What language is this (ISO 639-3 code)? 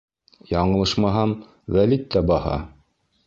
bak